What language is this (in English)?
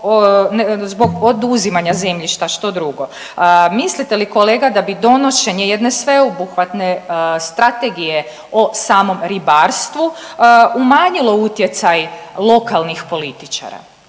Croatian